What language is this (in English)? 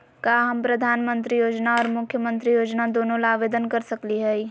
Magahi